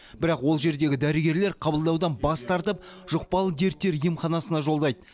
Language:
Kazakh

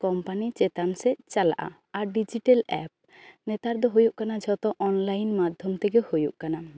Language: Santali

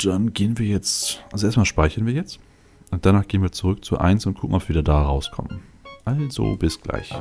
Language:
German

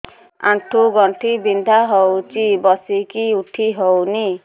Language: Odia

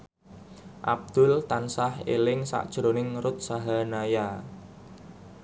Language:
Javanese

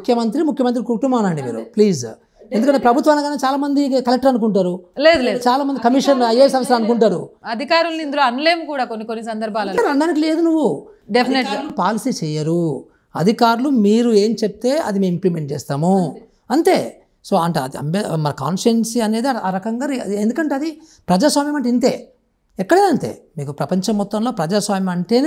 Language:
Hindi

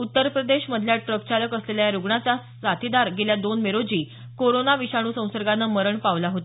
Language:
Marathi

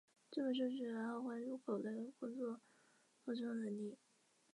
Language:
Chinese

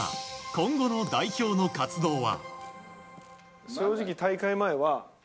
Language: Japanese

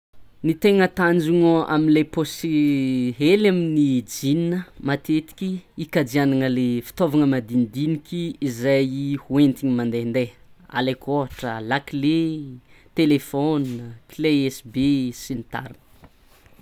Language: Tsimihety Malagasy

